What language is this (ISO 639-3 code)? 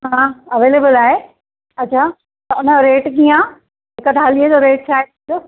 snd